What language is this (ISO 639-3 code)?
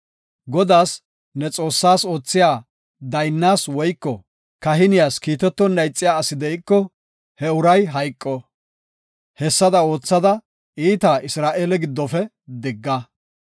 gof